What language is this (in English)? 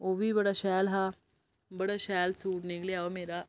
Dogri